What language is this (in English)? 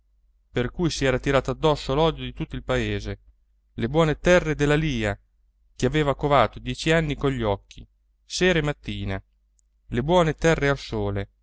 Italian